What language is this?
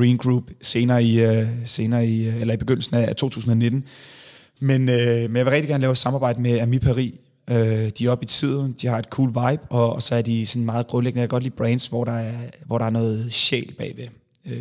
Danish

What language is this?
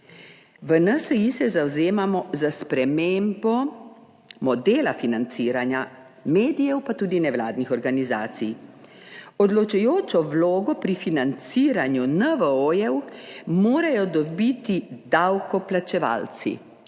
Slovenian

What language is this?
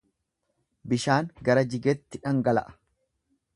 Oromo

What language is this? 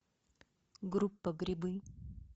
Russian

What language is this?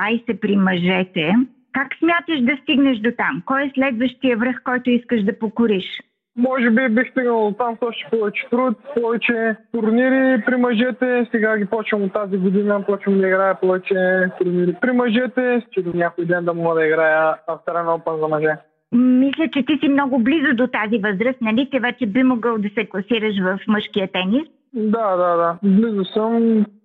Bulgarian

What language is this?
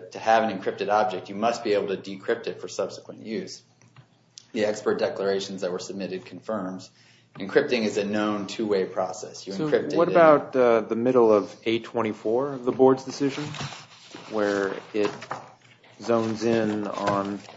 English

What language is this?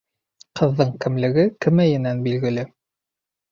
Bashkir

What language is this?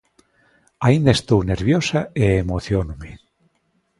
Galician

